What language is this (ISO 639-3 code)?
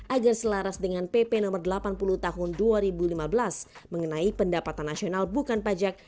ind